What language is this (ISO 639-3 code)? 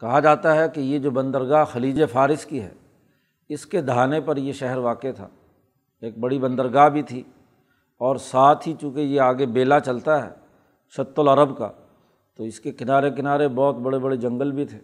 urd